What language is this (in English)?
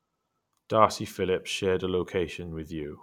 English